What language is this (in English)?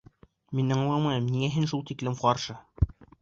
Bashkir